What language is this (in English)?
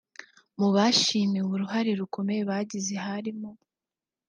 Kinyarwanda